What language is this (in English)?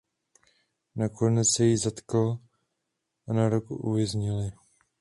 Czech